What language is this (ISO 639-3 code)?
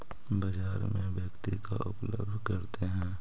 mag